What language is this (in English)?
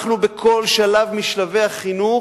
Hebrew